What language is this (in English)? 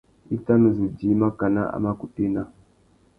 Tuki